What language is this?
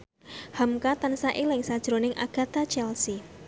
Javanese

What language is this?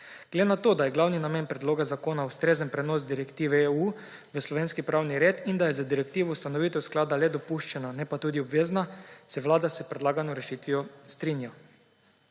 Slovenian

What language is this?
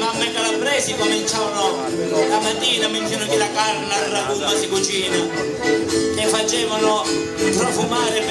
Italian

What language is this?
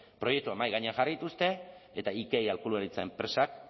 Basque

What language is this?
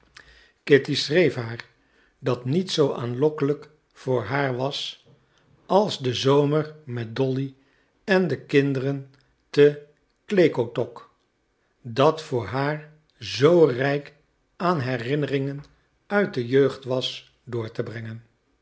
Dutch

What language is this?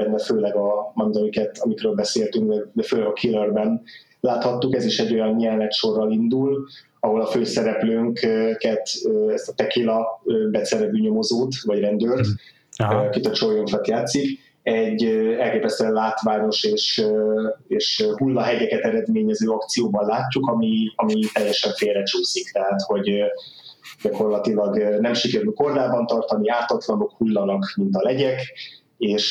Hungarian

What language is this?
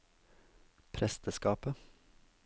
Norwegian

